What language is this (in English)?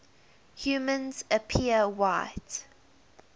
English